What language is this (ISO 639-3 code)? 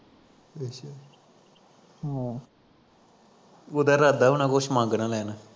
pan